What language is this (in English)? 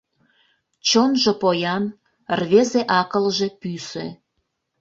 Mari